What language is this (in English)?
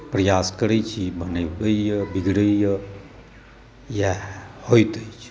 Maithili